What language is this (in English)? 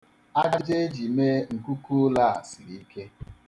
Igbo